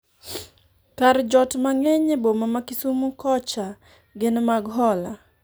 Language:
Luo (Kenya and Tanzania)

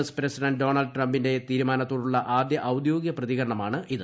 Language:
Malayalam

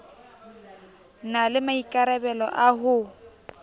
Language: Southern Sotho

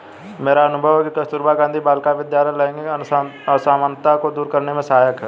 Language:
Hindi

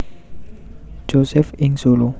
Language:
Javanese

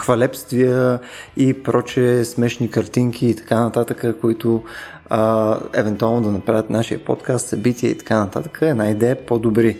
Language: Bulgarian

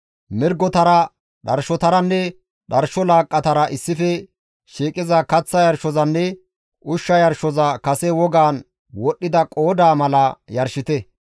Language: Gamo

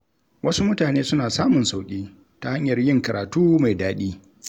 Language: Hausa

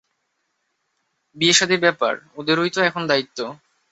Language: Bangla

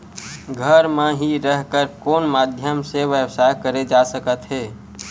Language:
Chhattisgarhi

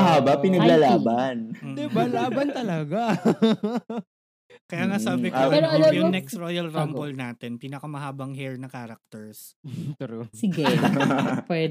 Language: Filipino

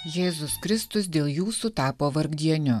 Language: Lithuanian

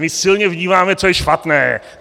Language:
Czech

